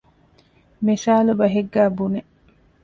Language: Divehi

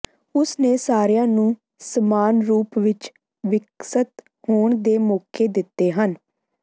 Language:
Punjabi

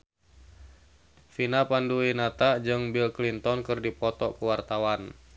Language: Sundanese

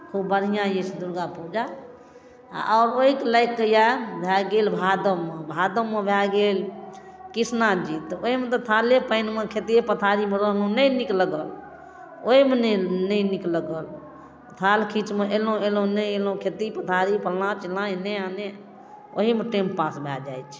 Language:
Maithili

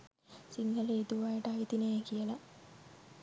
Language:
Sinhala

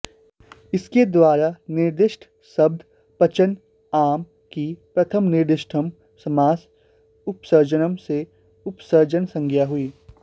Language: Sanskrit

